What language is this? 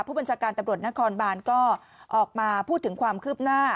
Thai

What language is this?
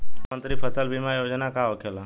Bhojpuri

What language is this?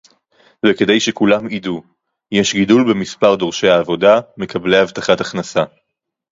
Hebrew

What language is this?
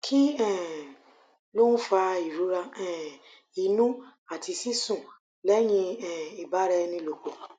Yoruba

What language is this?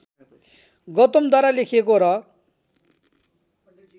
Nepali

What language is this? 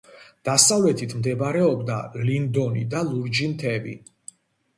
Georgian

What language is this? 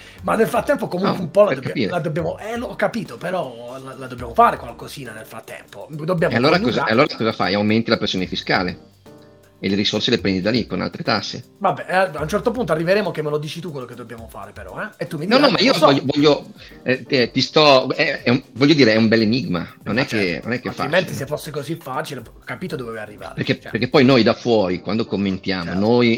Italian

